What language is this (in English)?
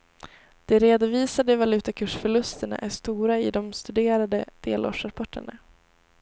Swedish